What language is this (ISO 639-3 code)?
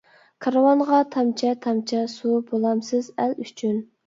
uig